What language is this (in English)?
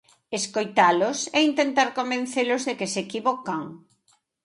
Galician